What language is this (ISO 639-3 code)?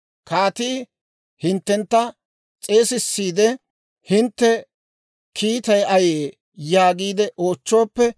dwr